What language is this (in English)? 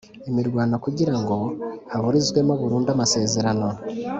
Kinyarwanda